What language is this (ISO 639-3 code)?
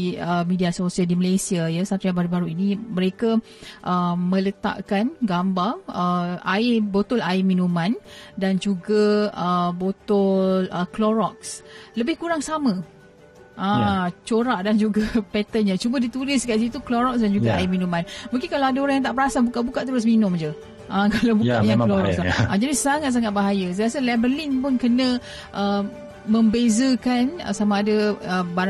msa